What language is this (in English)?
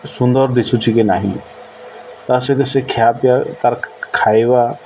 Odia